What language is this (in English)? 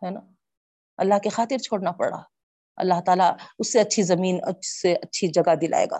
Urdu